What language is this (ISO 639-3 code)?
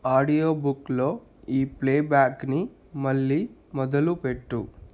tel